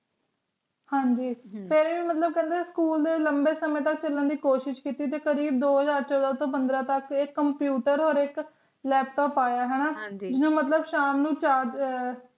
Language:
Punjabi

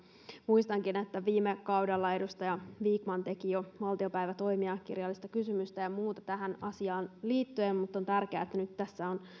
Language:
Finnish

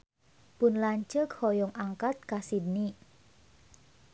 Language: Sundanese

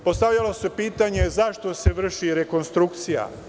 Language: Serbian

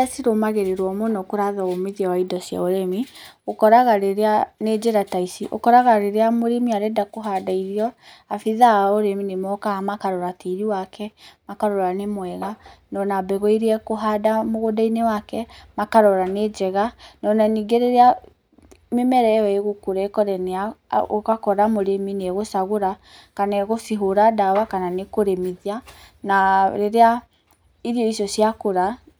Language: Kikuyu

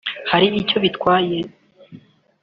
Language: Kinyarwanda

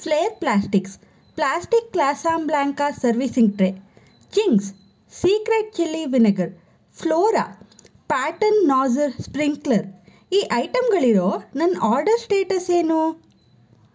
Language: Kannada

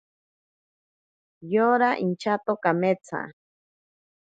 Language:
Ashéninka Perené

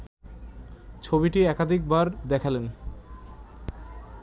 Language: Bangla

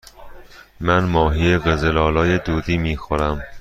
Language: Persian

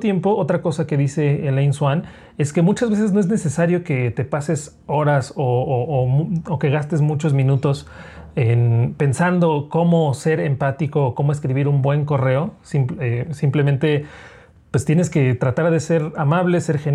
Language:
Spanish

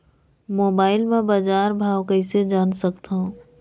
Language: Chhattisgarhi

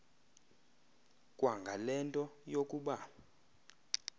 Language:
Xhosa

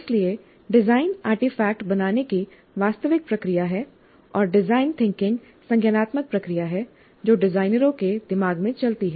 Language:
Hindi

